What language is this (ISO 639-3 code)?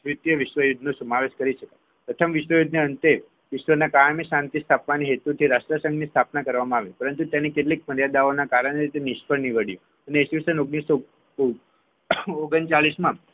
guj